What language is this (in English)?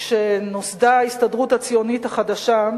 Hebrew